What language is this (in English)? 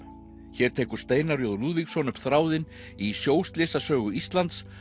Icelandic